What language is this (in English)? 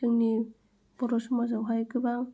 Bodo